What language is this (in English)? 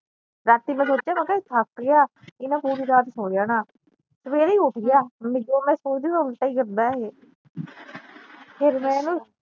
Punjabi